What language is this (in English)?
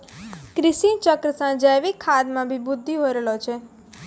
Maithili